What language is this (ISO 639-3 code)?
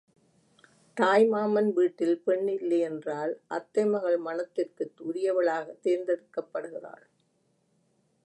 tam